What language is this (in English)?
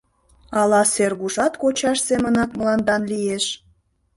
Mari